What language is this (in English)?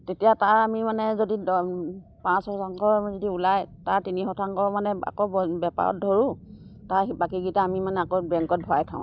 Assamese